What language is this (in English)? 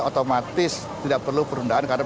Indonesian